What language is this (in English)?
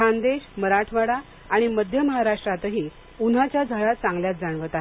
Marathi